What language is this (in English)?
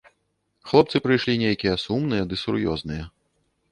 Belarusian